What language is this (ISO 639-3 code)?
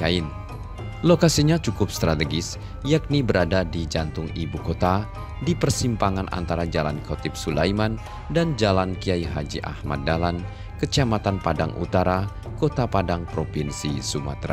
ind